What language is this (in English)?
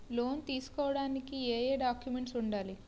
Telugu